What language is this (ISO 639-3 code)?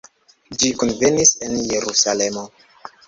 epo